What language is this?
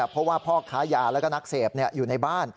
Thai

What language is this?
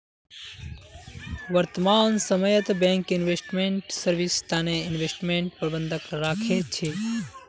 Magahi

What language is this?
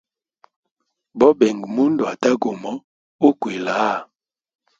Hemba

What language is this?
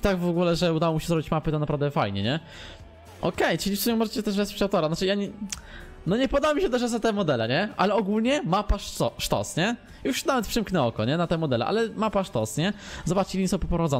Polish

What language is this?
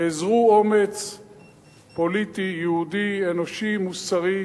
Hebrew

